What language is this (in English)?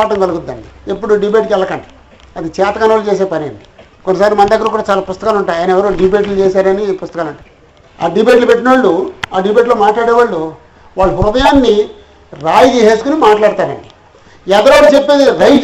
Telugu